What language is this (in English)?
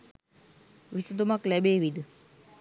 Sinhala